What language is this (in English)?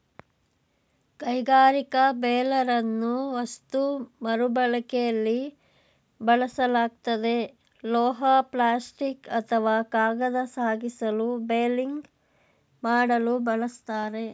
Kannada